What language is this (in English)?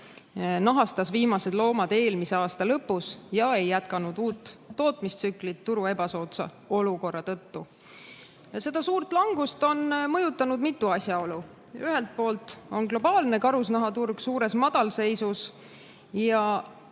Estonian